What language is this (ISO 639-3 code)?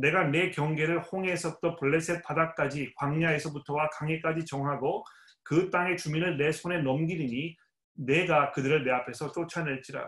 kor